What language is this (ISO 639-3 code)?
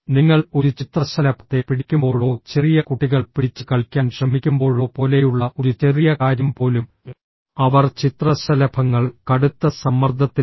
mal